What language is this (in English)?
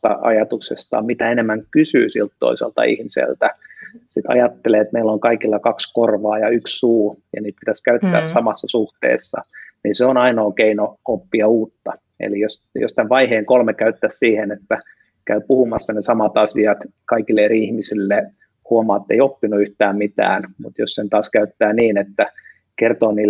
Finnish